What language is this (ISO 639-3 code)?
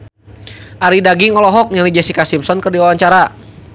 sun